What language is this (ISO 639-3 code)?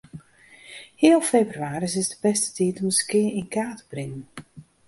fry